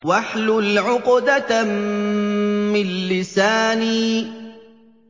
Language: Arabic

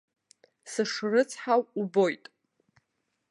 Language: Abkhazian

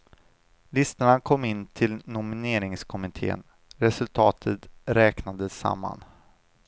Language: Swedish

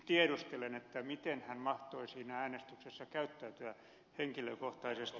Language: Finnish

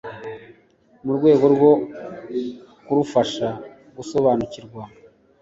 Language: Kinyarwanda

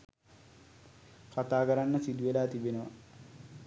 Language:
Sinhala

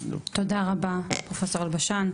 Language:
Hebrew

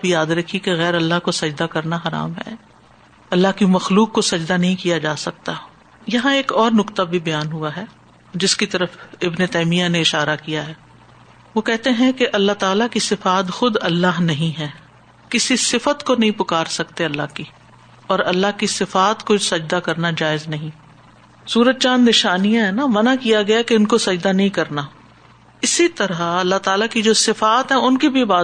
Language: Urdu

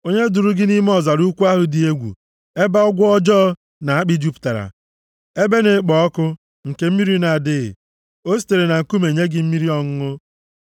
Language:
Igbo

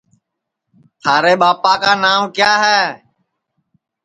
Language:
Sansi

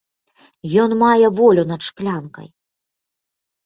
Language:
Belarusian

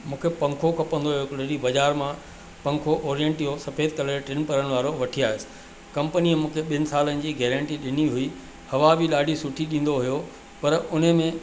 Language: Sindhi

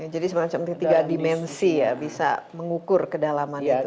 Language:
Indonesian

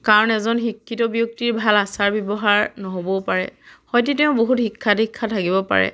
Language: Assamese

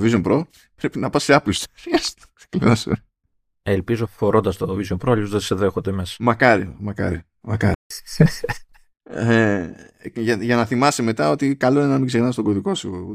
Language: Greek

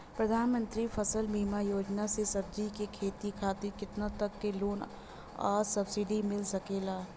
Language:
Bhojpuri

